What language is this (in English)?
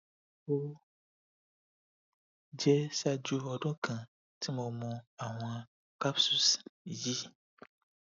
Yoruba